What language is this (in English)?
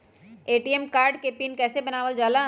Magahi